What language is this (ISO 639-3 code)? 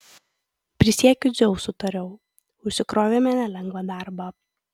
lit